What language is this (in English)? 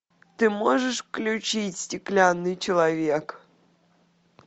Russian